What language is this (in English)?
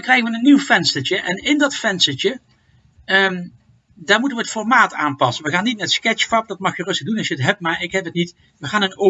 Dutch